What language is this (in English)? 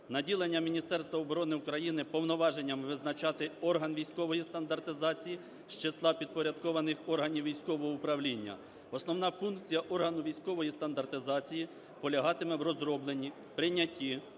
Ukrainian